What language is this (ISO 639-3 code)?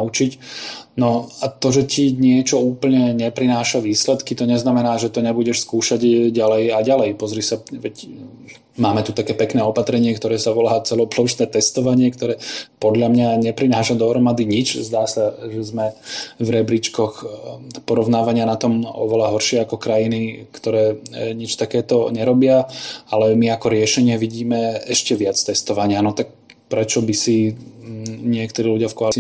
slk